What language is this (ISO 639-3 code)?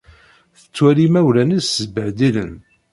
kab